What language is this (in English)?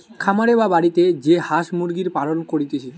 Bangla